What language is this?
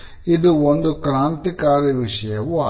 Kannada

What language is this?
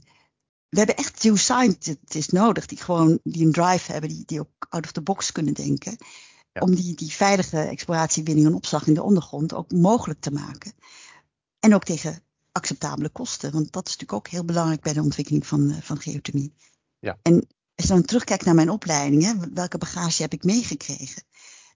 Dutch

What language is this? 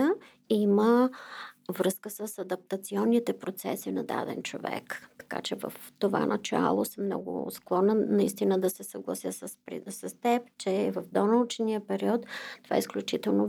Bulgarian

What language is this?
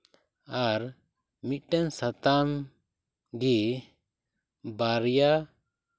Santali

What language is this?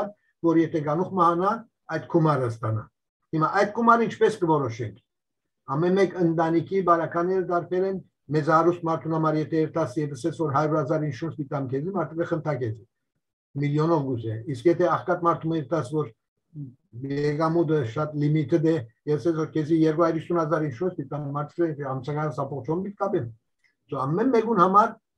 Turkish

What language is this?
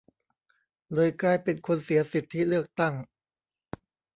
Thai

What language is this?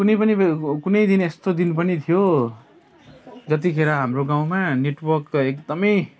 Nepali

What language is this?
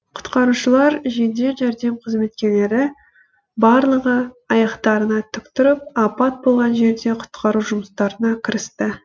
Kazakh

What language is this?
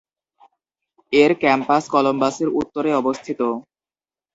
Bangla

